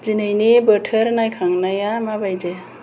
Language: Bodo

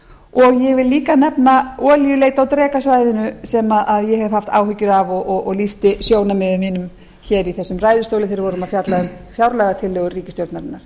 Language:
Icelandic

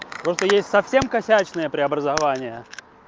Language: Russian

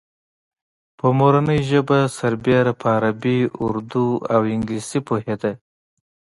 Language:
Pashto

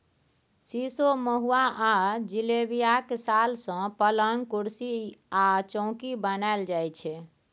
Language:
Maithili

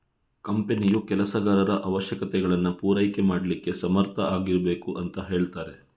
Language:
Kannada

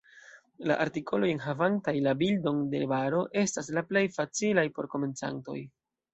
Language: Esperanto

